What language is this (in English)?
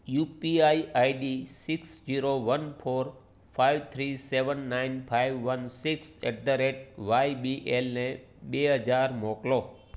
Gujarati